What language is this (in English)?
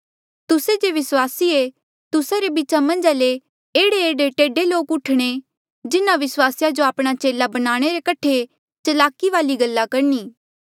Mandeali